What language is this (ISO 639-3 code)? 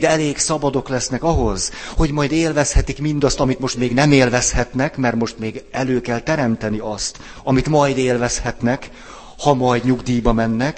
hun